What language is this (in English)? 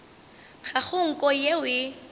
Northern Sotho